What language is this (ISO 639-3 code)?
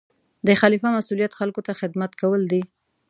pus